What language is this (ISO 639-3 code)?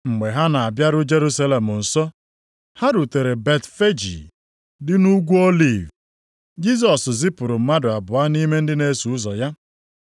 ibo